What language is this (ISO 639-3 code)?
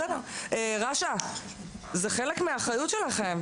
heb